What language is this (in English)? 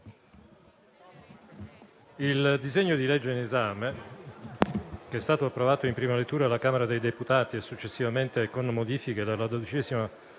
Italian